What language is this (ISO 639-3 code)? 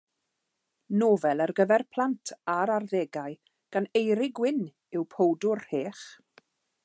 cym